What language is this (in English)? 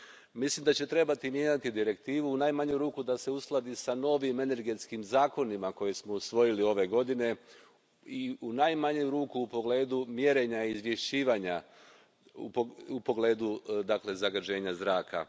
Croatian